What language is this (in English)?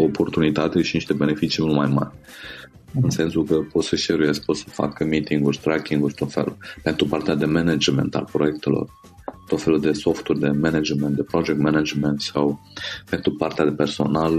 Romanian